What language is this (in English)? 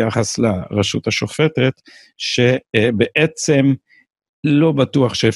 Hebrew